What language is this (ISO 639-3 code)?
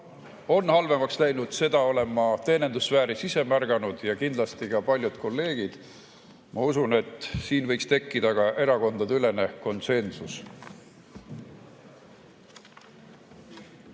est